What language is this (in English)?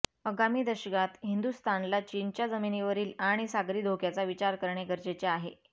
Marathi